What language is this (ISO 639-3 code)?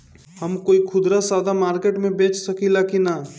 bho